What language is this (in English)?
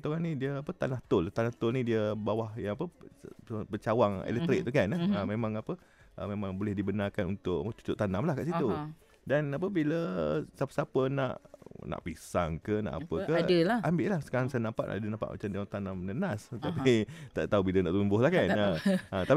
Malay